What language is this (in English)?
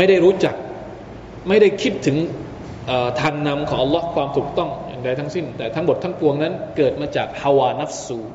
Thai